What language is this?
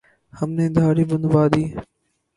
Urdu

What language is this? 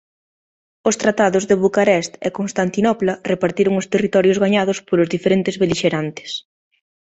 Galician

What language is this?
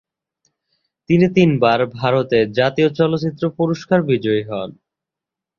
Bangla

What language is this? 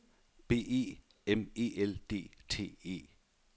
Danish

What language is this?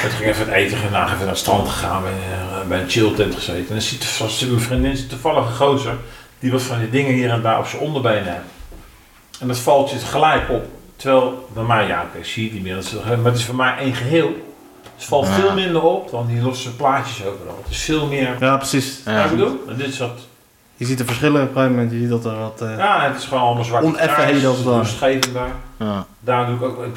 Dutch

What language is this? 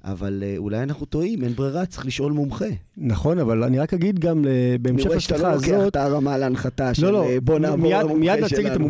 Hebrew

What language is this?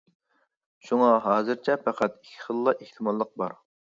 Uyghur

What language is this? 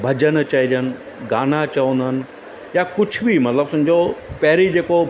Sindhi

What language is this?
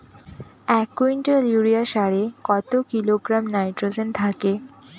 Bangla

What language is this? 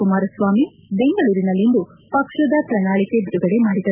Kannada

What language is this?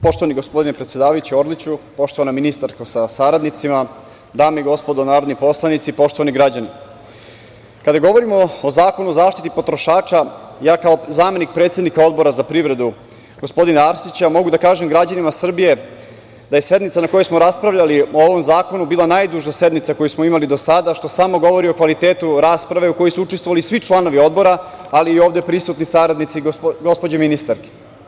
Serbian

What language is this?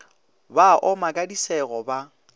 Northern Sotho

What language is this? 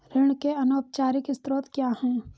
Hindi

